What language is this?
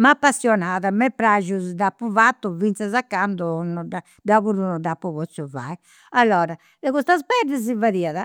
Campidanese Sardinian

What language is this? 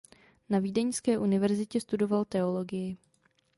Czech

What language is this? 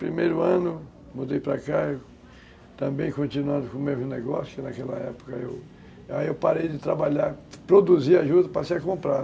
Portuguese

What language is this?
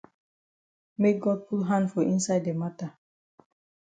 Cameroon Pidgin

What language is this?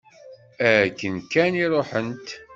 Kabyle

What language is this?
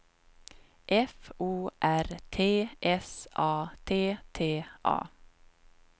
Swedish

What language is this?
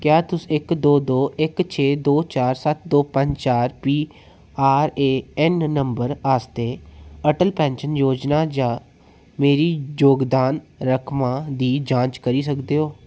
Dogri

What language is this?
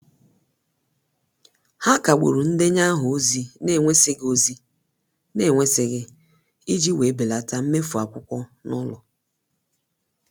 Igbo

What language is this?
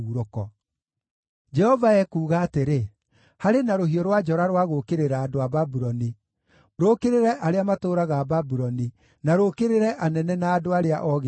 Kikuyu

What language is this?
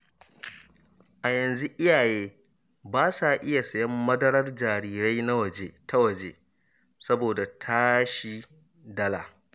Hausa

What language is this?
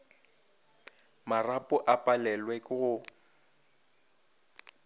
Northern Sotho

